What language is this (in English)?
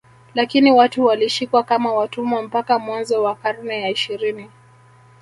Swahili